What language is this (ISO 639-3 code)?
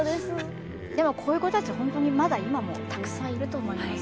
jpn